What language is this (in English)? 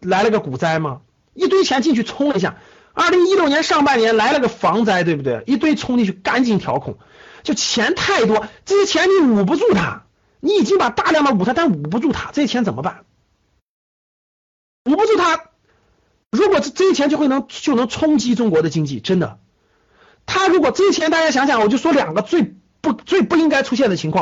Chinese